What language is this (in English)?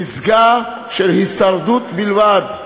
Hebrew